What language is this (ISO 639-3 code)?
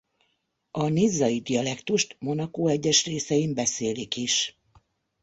hun